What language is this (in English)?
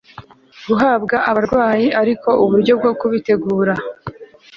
Kinyarwanda